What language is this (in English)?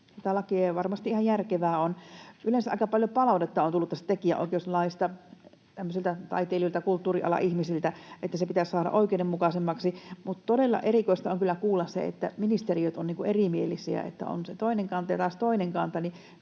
Finnish